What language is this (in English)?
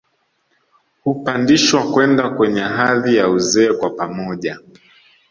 Swahili